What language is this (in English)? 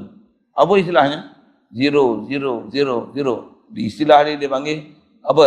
Malay